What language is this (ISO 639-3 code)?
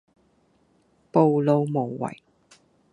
yue